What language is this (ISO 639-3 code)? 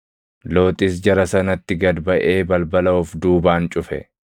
orm